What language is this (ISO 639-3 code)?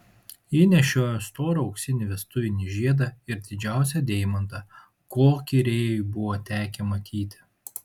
lit